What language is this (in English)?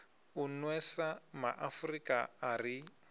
Venda